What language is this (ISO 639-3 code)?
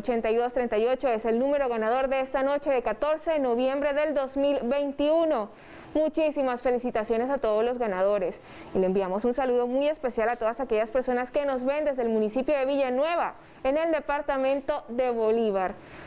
spa